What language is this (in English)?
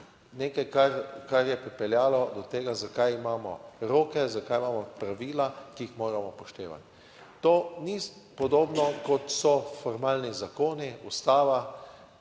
Slovenian